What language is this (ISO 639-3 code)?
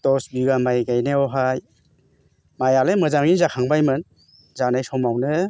brx